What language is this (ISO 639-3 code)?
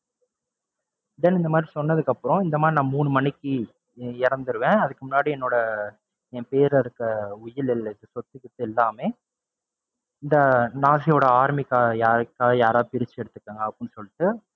tam